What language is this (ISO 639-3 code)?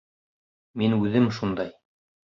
bak